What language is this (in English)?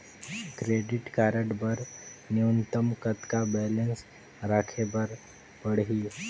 Chhattisgarhi